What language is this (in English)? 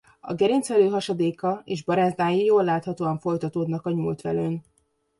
Hungarian